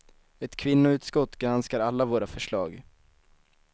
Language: Swedish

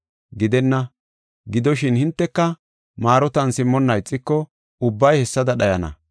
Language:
Gofa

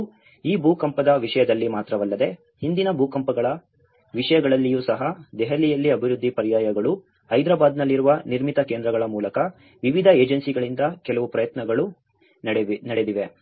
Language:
Kannada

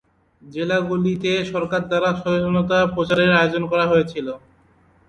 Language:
Bangla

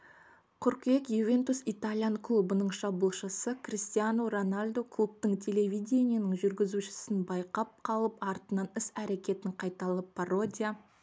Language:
Kazakh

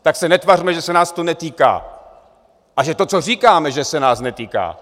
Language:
Czech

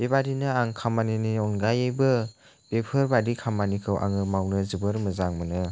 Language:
Bodo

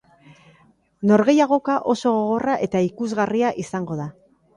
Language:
Basque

